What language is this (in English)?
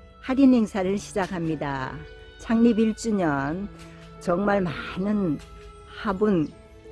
Korean